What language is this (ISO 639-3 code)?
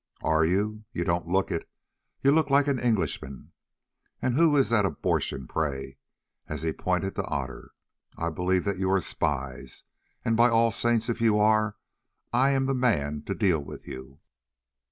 eng